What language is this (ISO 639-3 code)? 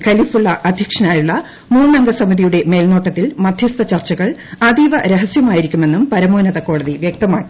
mal